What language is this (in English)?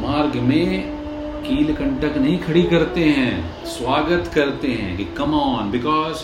Hindi